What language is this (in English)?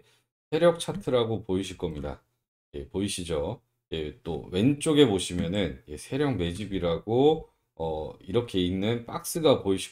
Korean